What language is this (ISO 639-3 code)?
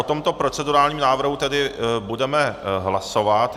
ces